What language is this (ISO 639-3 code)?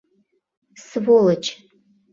chm